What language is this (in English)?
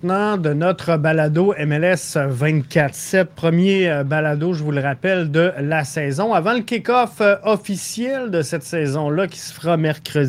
French